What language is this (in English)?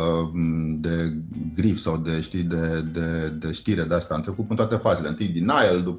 Romanian